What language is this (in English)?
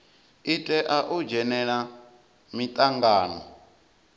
Venda